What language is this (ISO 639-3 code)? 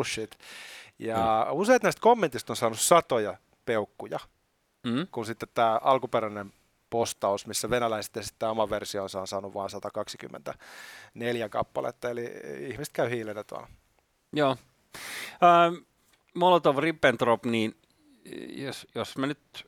fin